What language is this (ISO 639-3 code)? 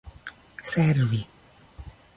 epo